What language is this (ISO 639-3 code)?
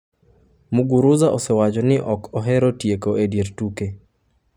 luo